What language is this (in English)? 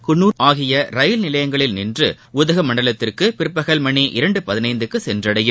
Tamil